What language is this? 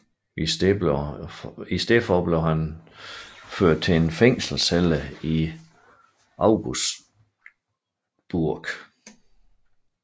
Danish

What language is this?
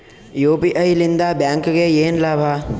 Kannada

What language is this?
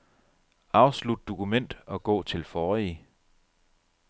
Danish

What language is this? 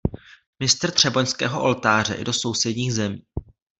Czech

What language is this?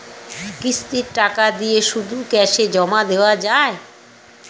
Bangla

